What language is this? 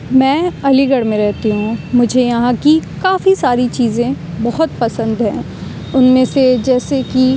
Urdu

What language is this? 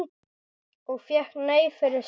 Icelandic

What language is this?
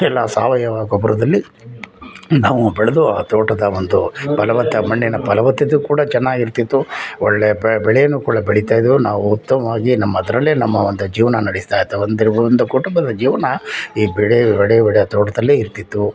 Kannada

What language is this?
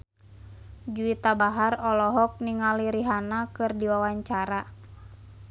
Sundanese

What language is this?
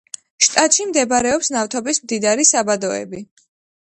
Georgian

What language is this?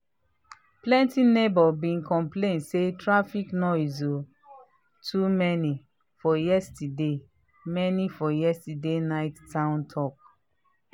Nigerian Pidgin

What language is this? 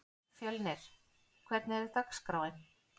Icelandic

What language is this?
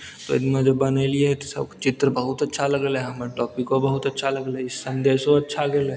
Maithili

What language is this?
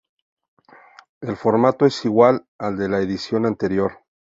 Spanish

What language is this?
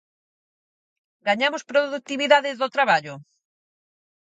Galician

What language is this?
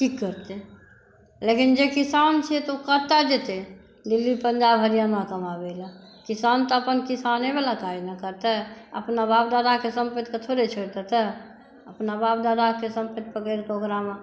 Maithili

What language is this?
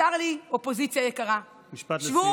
Hebrew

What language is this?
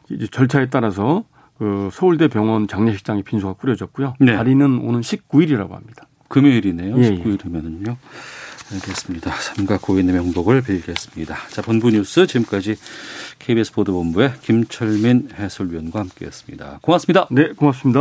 Korean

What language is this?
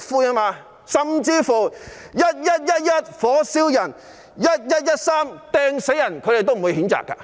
Cantonese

